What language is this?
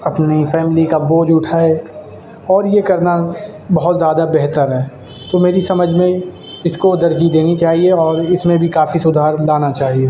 Urdu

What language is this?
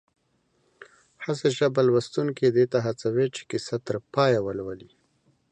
Pashto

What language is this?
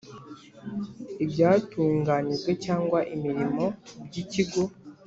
Kinyarwanda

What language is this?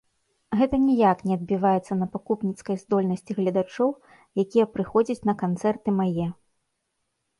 Belarusian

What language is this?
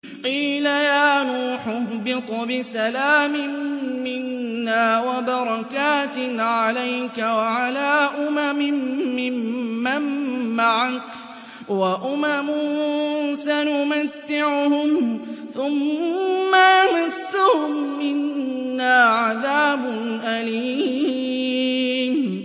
Arabic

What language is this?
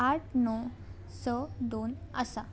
Konkani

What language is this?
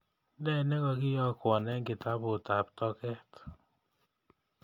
Kalenjin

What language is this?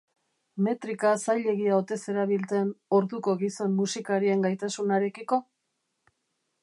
Basque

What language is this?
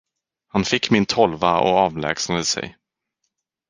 Swedish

